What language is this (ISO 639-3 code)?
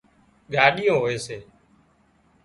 kxp